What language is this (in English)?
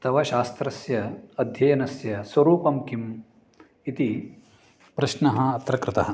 Sanskrit